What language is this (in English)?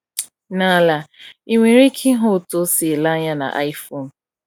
Igbo